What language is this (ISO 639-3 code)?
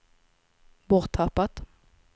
swe